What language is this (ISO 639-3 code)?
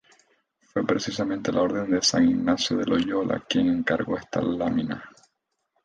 spa